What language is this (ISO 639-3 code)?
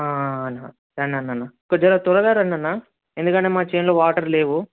tel